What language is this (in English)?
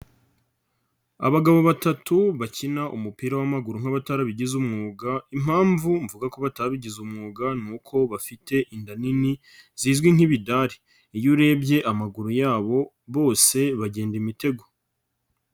Kinyarwanda